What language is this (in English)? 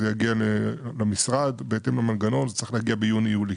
Hebrew